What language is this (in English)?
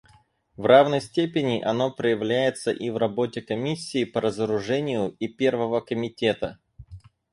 Russian